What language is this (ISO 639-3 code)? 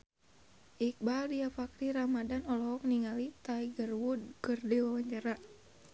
sun